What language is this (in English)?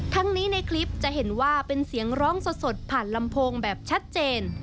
Thai